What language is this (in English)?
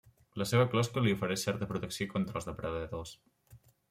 Catalan